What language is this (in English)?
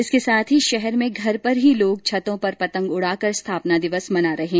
Hindi